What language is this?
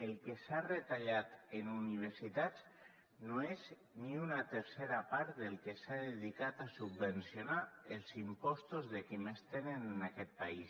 Catalan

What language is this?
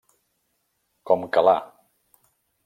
Catalan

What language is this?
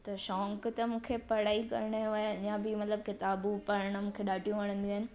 Sindhi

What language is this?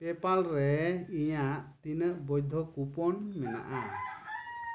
Santali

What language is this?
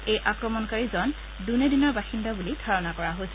Assamese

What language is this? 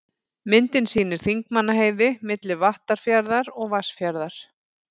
Icelandic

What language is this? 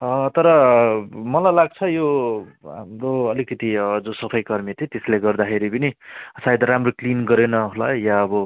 Nepali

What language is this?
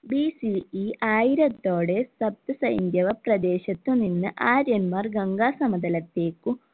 Malayalam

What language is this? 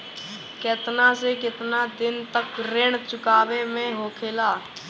Bhojpuri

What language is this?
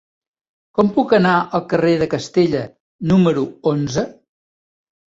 Catalan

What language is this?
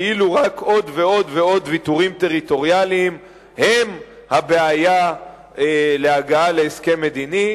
Hebrew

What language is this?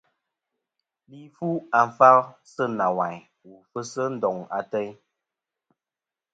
Kom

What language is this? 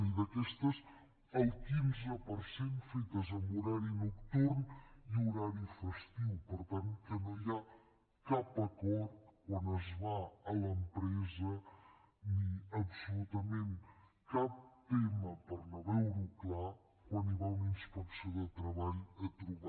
Catalan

